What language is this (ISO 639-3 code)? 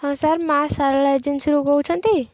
ori